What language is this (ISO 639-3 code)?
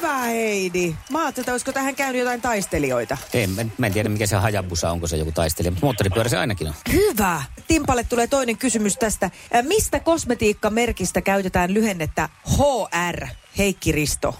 fin